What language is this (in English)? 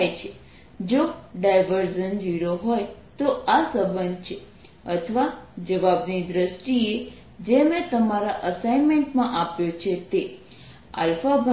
Gujarati